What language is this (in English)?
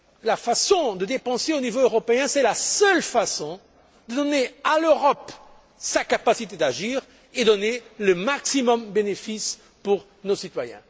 French